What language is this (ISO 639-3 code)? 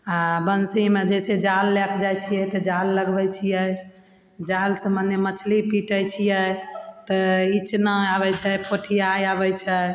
mai